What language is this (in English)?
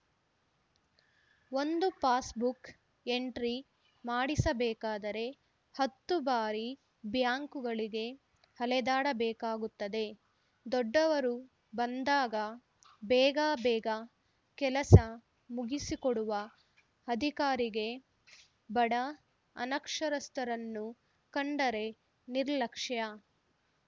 Kannada